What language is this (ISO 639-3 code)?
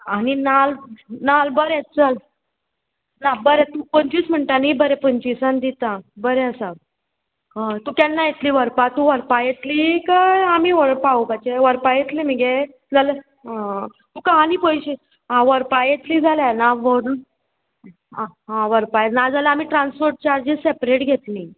kok